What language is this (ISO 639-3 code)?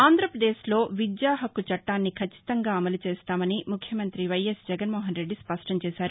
tel